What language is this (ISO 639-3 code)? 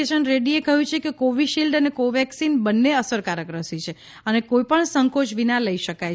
guj